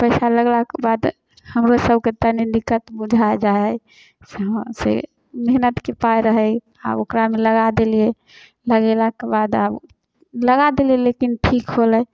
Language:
Maithili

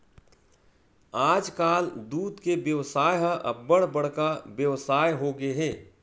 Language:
Chhattisgarhi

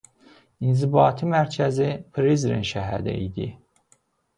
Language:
Azerbaijani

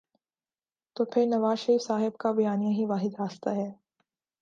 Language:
Urdu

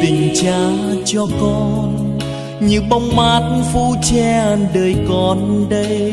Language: Vietnamese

